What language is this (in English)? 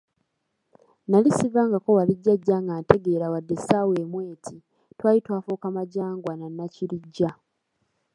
Ganda